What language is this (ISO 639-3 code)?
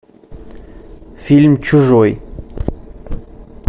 rus